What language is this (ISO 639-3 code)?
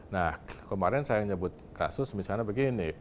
ind